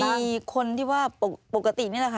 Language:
Thai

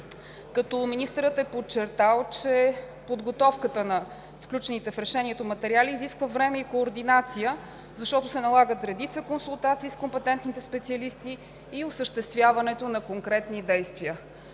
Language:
Bulgarian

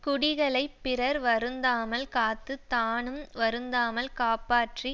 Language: Tamil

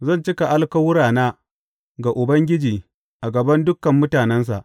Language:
Hausa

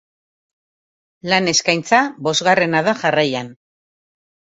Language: Basque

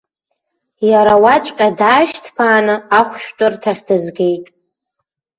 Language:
Abkhazian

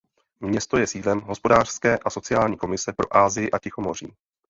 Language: Czech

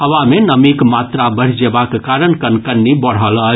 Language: Maithili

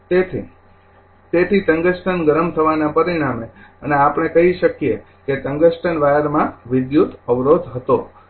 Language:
Gujarati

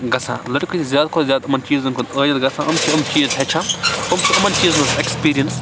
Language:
Kashmiri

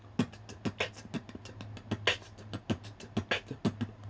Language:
English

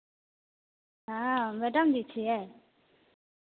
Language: Hindi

